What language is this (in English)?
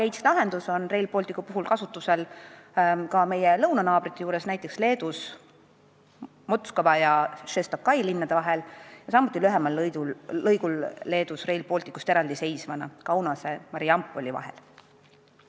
Estonian